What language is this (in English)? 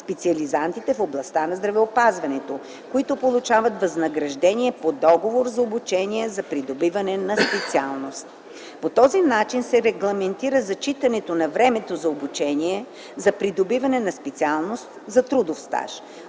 Bulgarian